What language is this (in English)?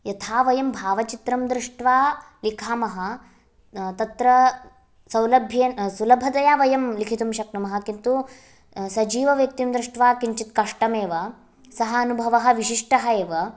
Sanskrit